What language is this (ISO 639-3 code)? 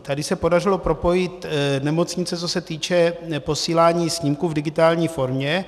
ces